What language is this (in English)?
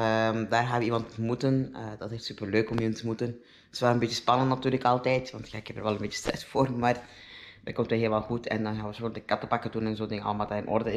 Dutch